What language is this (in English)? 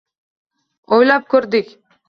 Uzbek